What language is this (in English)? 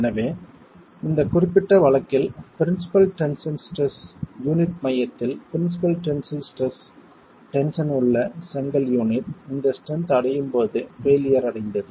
Tamil